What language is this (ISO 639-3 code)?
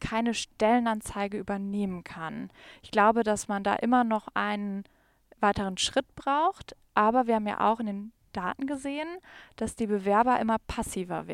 deu